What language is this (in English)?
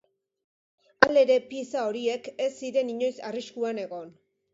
Basque